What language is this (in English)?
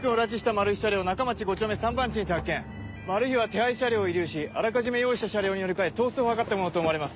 Japanese